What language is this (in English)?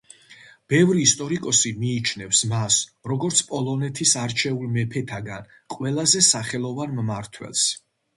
Georgian